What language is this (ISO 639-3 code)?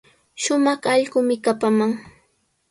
qws